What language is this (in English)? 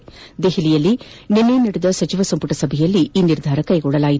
Kannada